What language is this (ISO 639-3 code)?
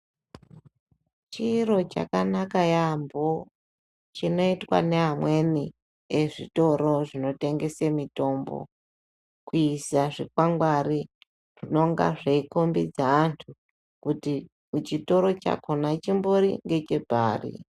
ndc